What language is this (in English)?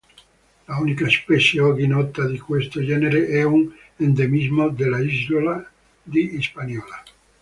Italian